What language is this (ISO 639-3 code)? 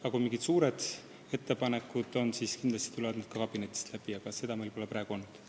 est